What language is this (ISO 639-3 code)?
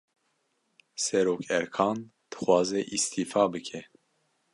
kur